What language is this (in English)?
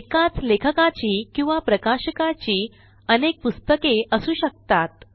Marathi